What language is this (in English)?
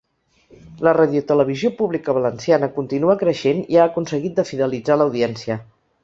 Catalan